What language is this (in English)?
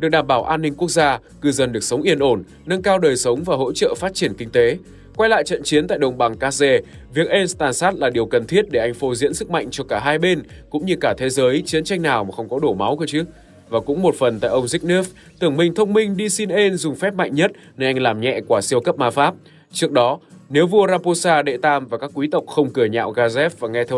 Vietnamese